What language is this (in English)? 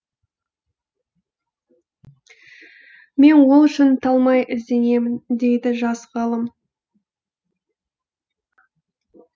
Kazakh